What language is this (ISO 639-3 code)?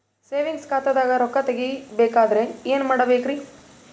kan